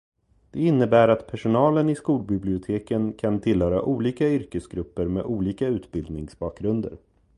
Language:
Swedish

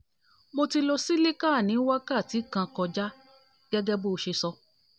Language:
Yoruba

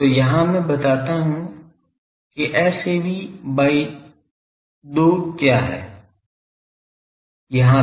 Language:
Hindi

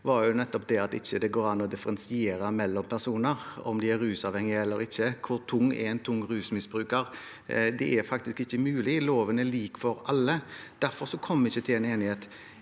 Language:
Norwegian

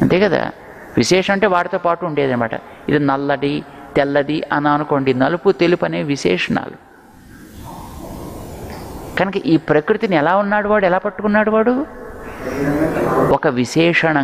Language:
Hindi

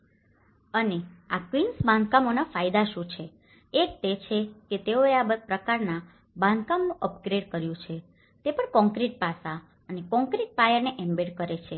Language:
Gujarati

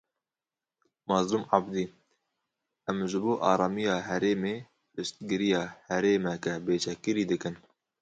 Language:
Kurdish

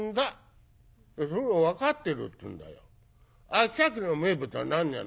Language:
Japanese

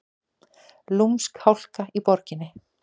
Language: Icelandic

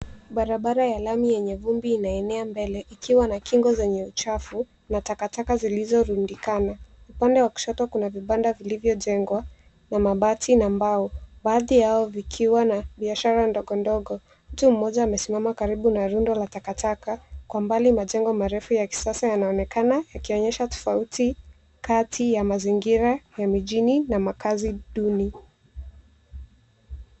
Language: Swahili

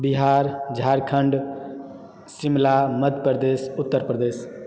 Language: Maithili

